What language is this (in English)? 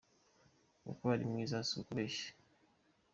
Kinyarwanda